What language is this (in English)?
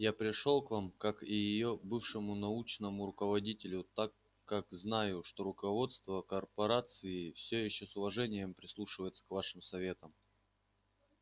Russian